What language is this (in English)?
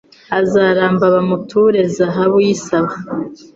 Kinyarwanda